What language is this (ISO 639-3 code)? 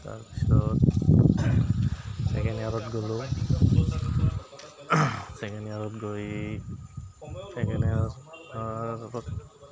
asm